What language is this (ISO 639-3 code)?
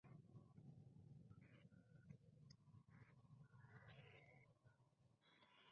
spa